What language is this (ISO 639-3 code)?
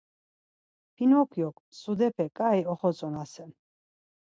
lzz